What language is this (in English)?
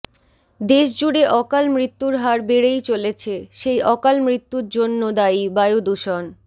Bangla